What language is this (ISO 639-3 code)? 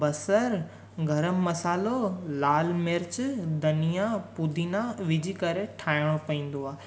snd